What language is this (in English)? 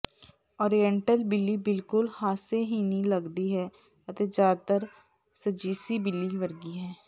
Punjabi